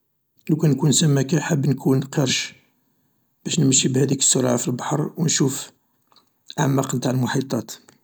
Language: Algerian Arabic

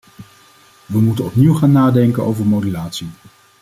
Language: Dutch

